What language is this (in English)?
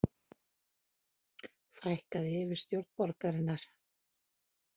Icelandic